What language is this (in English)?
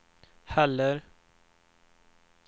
Swedish